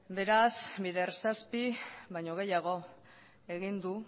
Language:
Basque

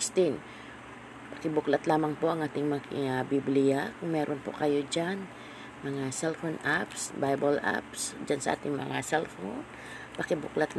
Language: Filipino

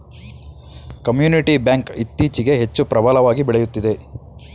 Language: Kannada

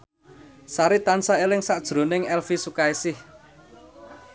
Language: Javanese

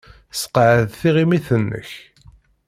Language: Kabyle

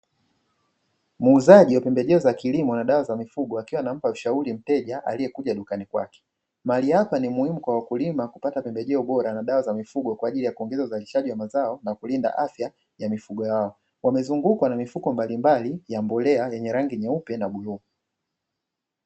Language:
Swahili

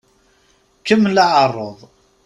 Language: Kabyle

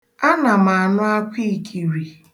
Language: Igbo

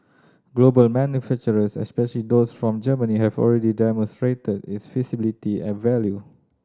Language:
English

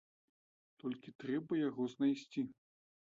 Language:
Belarusian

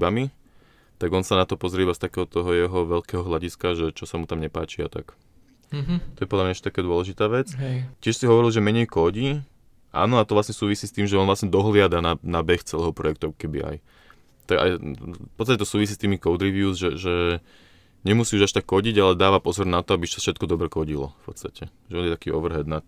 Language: Slovak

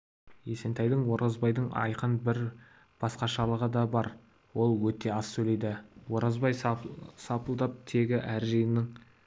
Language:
Kazakh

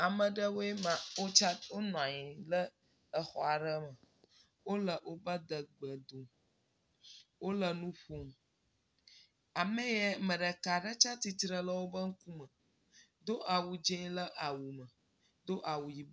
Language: Ewe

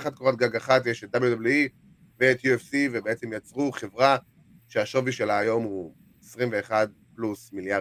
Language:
Hebrew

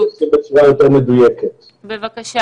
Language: Hebrew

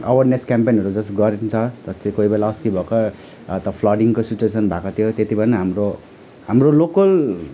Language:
Nepali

